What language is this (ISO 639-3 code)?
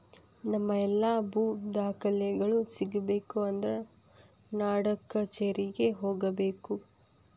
kan